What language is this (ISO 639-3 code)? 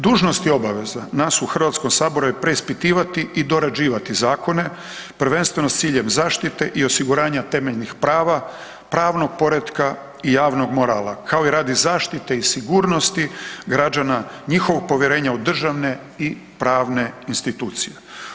hrv